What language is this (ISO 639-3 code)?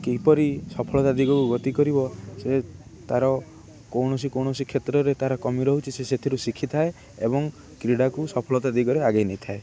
ori